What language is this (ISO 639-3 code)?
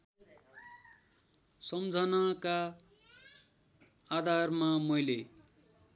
nep